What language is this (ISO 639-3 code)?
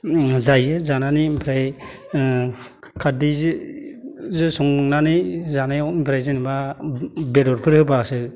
brx